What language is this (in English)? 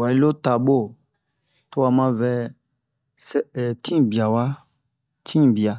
Bomu